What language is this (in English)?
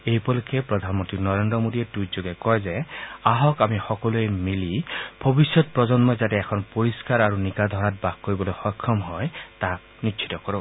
Assamese